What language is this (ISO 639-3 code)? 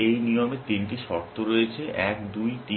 ben